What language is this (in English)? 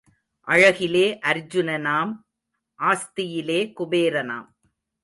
Tamil